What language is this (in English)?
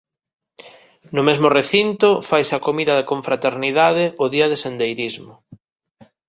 Galician